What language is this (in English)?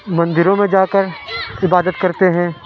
Urdu